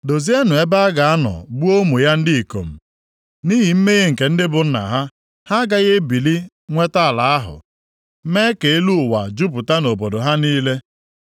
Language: Igbo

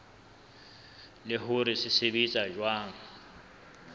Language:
Southern Sotho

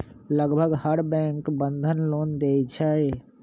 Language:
Magahi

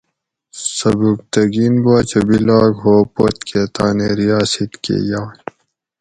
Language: Gawri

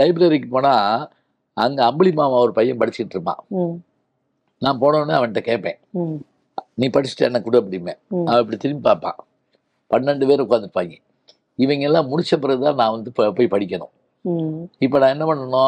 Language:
Tamil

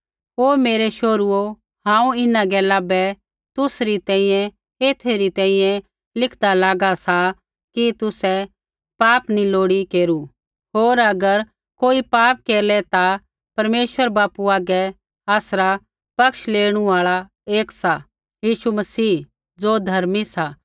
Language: Kullu Pahari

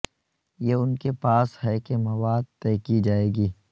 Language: Urdu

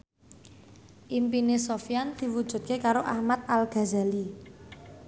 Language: Javanese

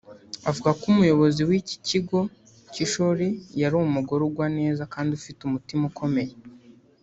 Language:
Kinyarwanda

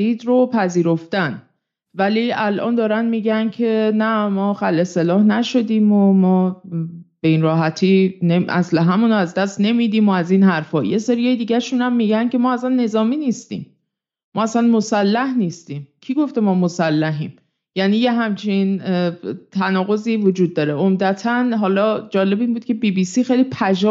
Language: Persian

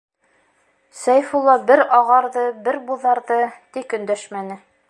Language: Bashkir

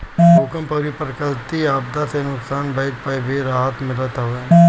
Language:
Bhojpuri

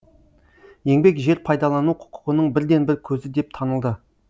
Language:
Kazakh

